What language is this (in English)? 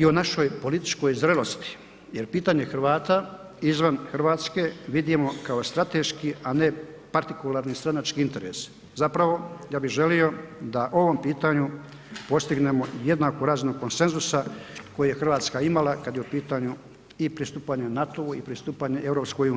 Croatian